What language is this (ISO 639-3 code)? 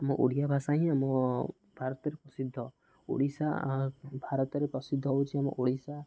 ori